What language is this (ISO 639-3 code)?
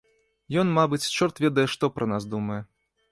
bel